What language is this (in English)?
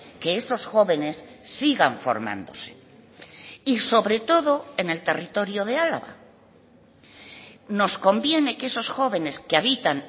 Spanish